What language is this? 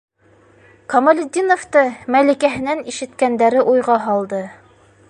Bashkir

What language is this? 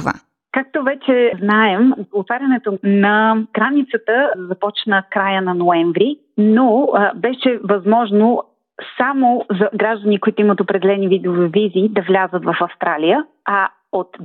Bulgarian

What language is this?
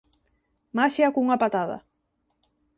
Galician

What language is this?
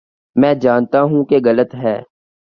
Urdu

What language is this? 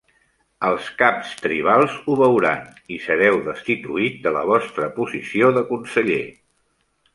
Catalan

